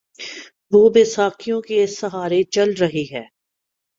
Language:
Urdu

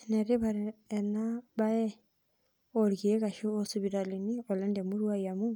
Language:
Masai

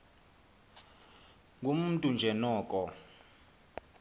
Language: Xhosa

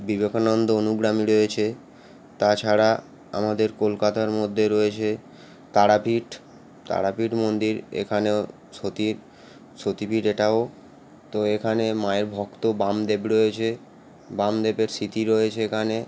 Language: Bangla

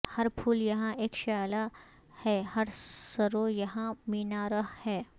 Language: Urdu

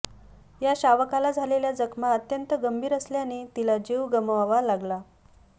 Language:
Marathi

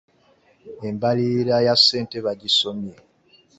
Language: Ganda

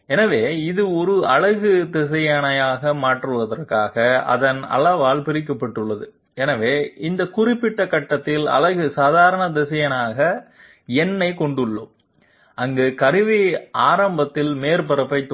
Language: Tamil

